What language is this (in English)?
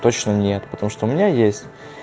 Russian